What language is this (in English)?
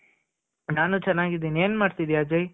Kannada